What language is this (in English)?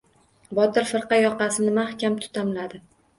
Uzbek